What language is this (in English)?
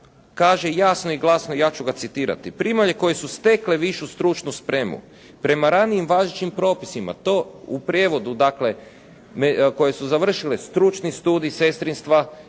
Croatian